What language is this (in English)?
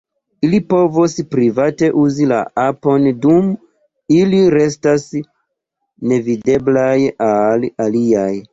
Esperanto